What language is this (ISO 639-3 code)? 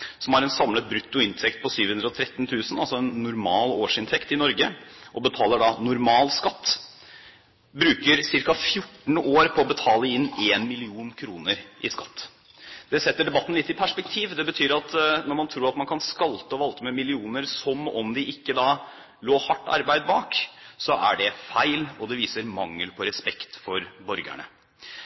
nob